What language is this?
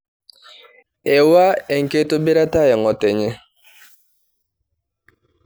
Masai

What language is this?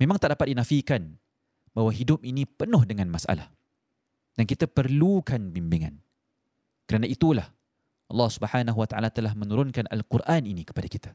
Malay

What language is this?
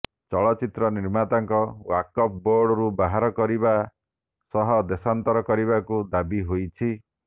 Odia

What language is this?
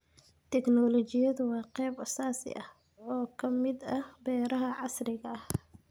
Somali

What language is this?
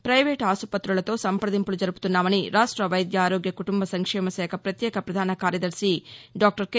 Telugu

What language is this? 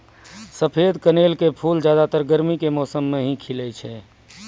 Maithili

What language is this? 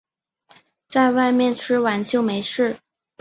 Chinese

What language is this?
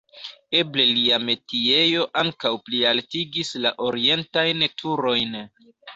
Esperanto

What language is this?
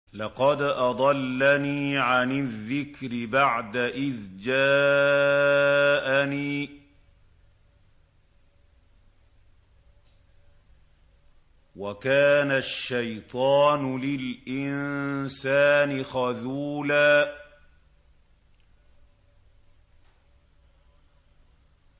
Arabic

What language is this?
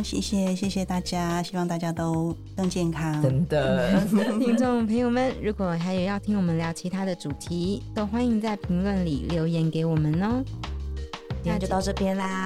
Chinese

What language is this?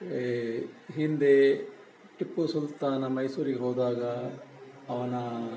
Kannada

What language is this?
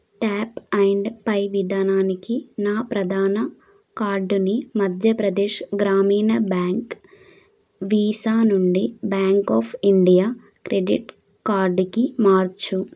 Telugu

